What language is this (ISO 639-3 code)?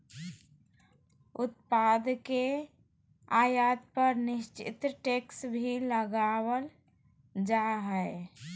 mag